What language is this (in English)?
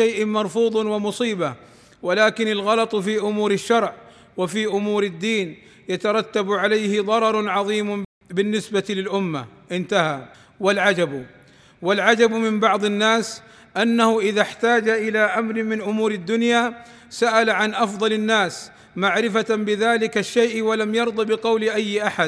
Arabic